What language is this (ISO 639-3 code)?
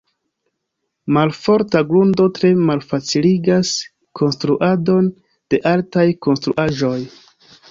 epo